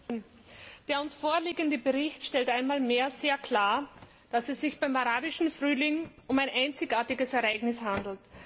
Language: German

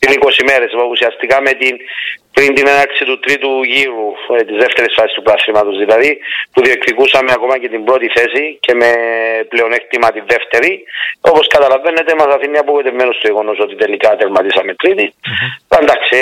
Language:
Greek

